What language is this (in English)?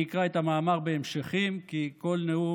Hebrew